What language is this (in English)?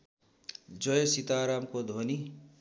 Nepali